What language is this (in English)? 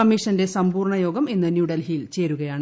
Malayalam